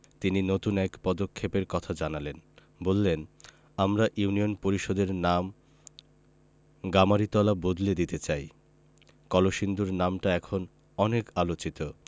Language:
Bangla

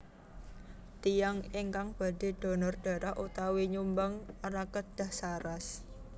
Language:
Javanese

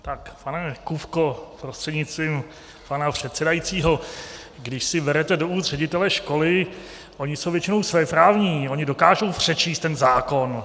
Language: Czech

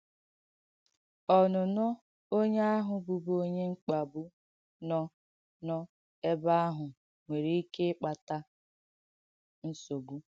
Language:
Igbo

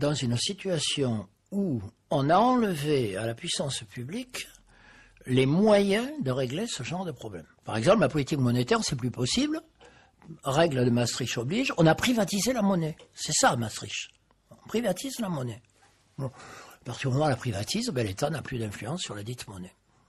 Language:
French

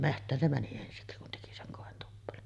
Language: Finnish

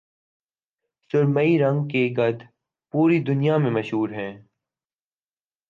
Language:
Urdu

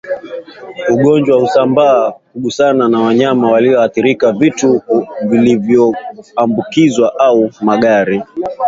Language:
Swahili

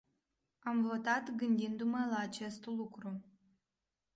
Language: Romanian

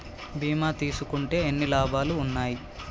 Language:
Telugu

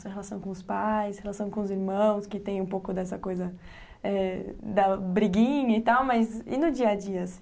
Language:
Portuguese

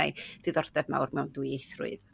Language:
Welsh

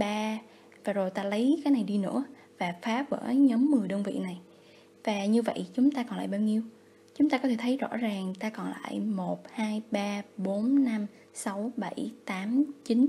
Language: Vietnamese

